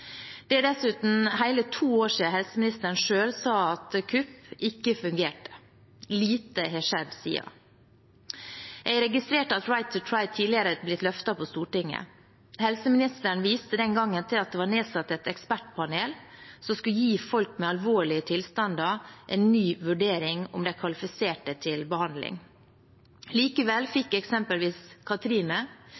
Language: Norwegian Bokmål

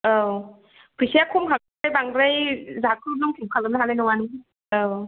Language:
Bodo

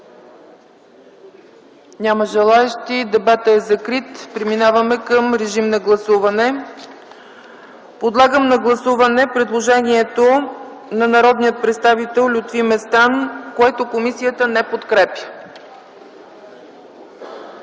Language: Bulgarian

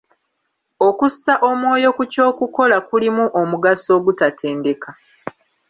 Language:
Ganda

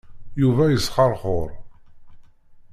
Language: Kabyle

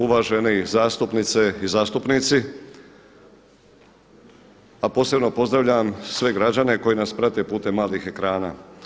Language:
Croatian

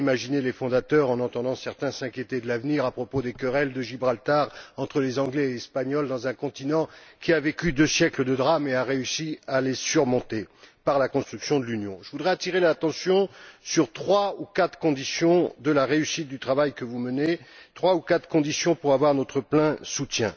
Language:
French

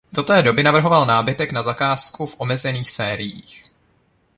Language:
Czech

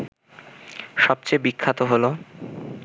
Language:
Bangla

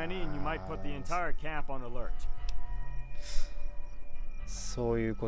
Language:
Japanese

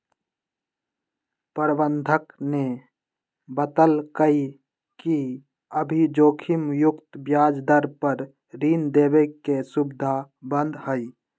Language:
Magahi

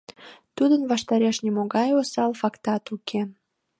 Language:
Mari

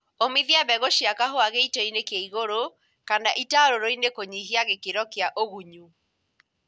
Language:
Kikuyu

